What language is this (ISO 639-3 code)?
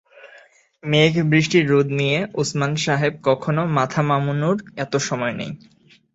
ben